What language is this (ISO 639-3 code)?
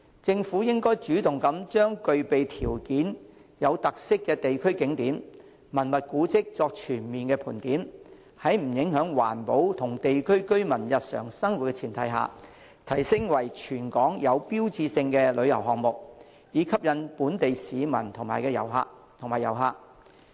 yue